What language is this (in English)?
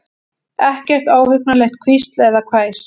Icelandic